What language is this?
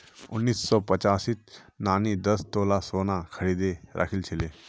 Magahi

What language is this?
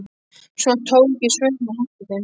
Icelandic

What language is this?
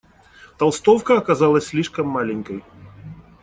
Russian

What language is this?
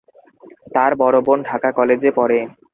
Bangla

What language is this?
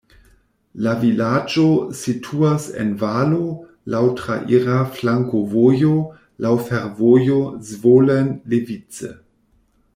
Esperanto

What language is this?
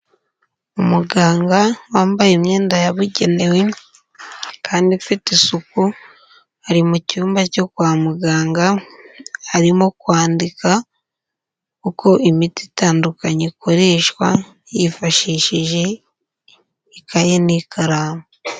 Kinyarwanda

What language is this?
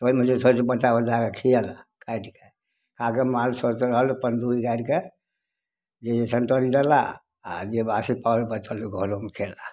Maithili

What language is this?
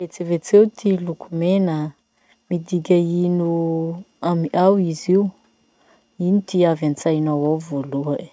Masikoro Malagasy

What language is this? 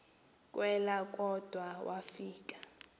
Xhosa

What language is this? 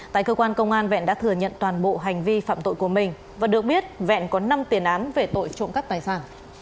Vietnamese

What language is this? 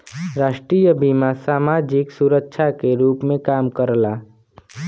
Bhojpuri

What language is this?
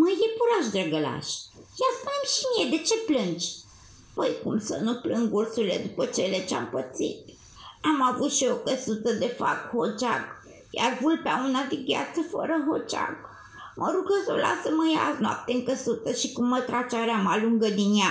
Romanian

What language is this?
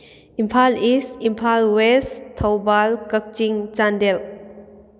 Manipuri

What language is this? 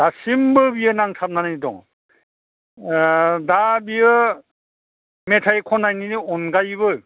Bodo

